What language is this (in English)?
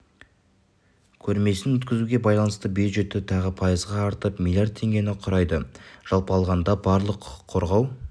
Kazakh